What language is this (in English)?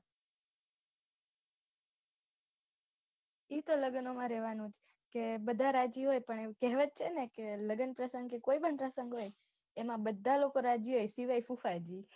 Gujarati